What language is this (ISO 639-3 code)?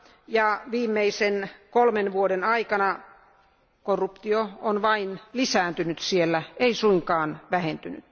fin